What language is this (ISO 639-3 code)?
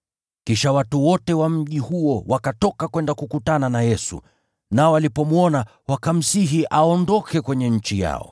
swa